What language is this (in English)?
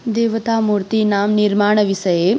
Sanskrit